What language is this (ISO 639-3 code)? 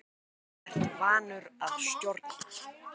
isl